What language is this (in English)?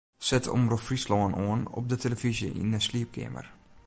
Western Frisian